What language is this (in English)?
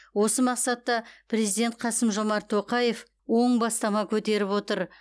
Kazakh